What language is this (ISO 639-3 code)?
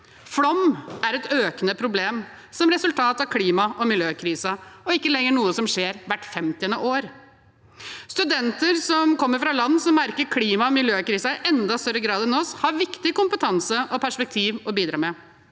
nor